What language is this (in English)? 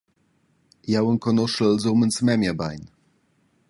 Romansh